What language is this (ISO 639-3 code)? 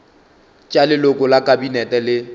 nso